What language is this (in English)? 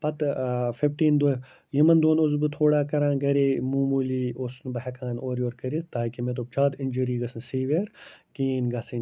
Kashmiri